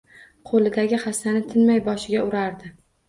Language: Uzbek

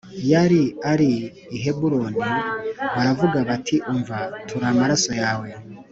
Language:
Kinyarwanda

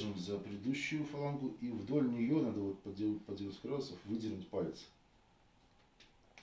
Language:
Russian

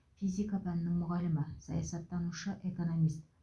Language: Kazakh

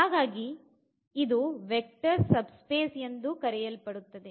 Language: Kannada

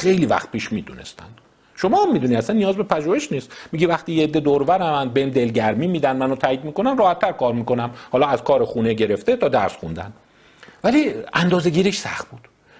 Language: Persian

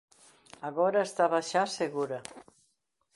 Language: Galician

